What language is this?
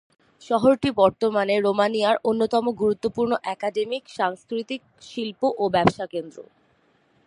Bangla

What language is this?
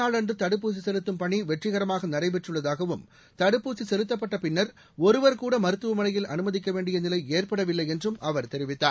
Tamil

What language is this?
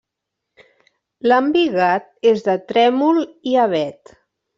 Catalan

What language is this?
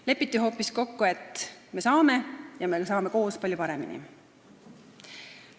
Estonian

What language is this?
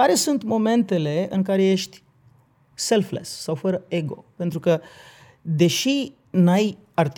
Romanian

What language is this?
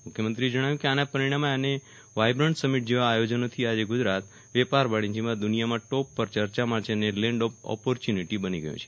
Gujarati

